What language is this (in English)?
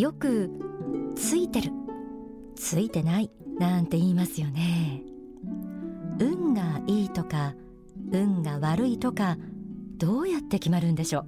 Japanese